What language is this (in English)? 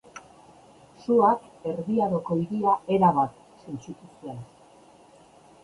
Basque